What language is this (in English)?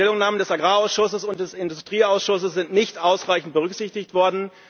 German